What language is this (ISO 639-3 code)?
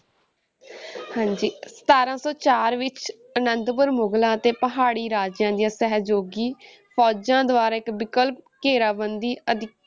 pan